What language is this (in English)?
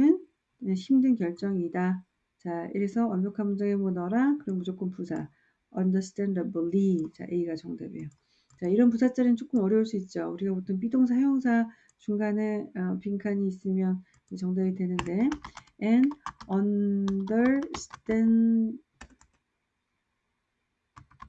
Korean